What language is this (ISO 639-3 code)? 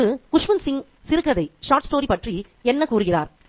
tam